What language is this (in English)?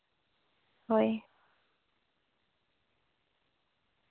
Santali